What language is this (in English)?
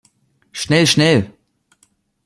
German